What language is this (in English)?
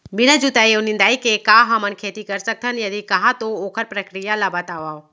Chhattisgarhi